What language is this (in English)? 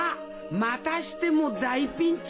Japanese